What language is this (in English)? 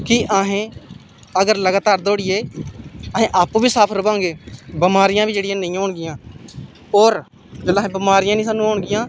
Dogri